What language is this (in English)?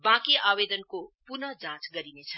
Nepali